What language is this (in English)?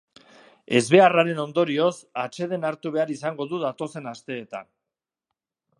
Basque